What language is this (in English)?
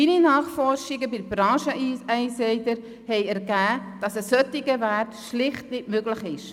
Swiss German